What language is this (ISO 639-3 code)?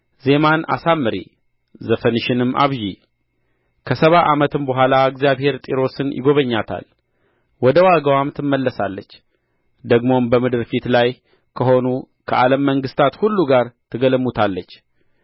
amh